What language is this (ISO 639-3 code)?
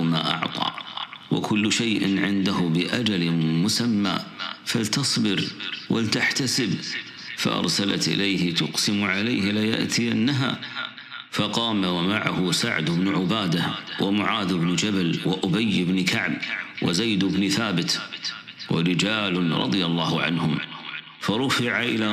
ara